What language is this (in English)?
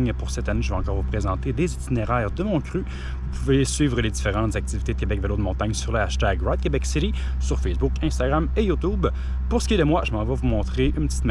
French